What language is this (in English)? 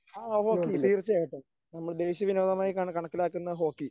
Malayalam